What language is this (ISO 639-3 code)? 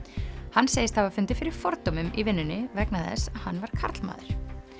isl